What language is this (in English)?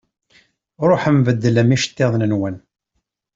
Kabyle